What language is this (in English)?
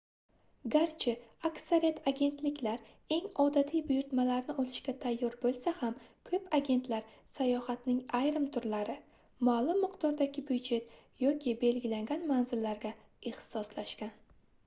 Uzbek